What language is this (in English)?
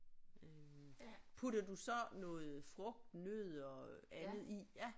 Danish